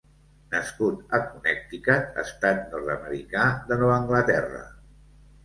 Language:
Catalan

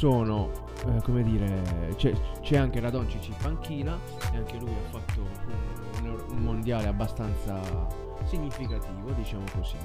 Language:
Italian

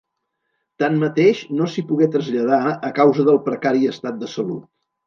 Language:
Catalan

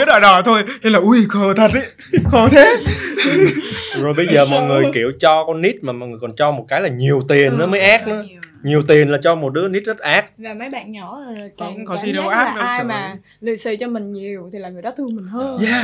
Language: Vietnamese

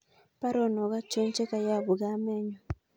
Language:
Kalenjin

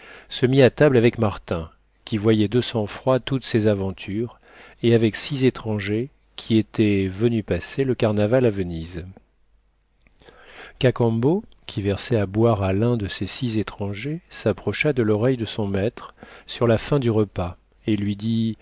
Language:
French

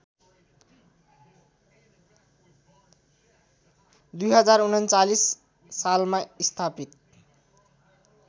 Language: Nepali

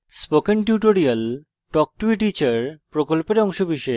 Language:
Bangla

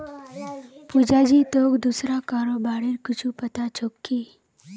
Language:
Magahi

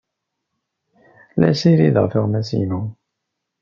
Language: Kabyle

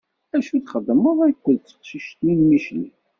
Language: Kabyle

